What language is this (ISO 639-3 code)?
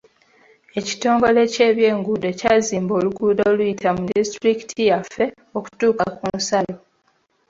lug